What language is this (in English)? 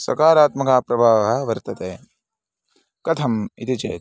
Sanskrit